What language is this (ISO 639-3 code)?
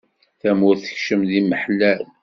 kab